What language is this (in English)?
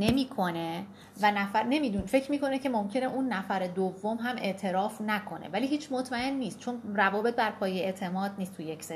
Persian